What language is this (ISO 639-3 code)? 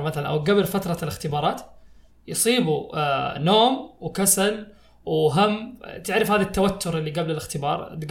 ara